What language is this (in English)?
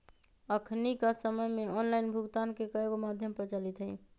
Magahi